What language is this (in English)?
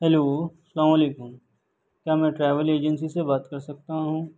Urdu